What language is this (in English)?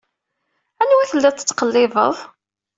Kabyle